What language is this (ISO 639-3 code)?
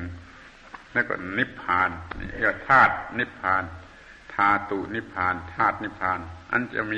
tha